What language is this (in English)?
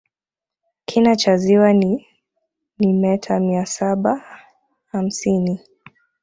Swahili